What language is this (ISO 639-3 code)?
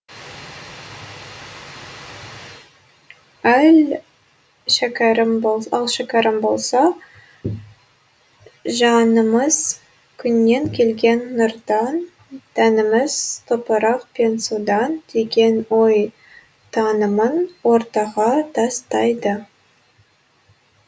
kaz